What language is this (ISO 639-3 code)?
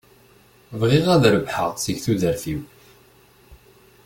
kab